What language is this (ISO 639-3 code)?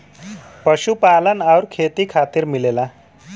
bho